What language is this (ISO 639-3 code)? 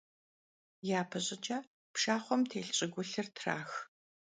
kbd